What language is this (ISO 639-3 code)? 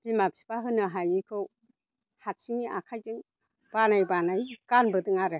brx